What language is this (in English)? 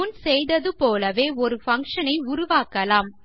Tamil